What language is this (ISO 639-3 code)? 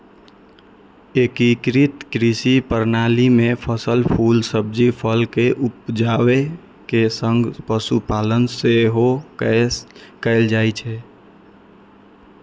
mai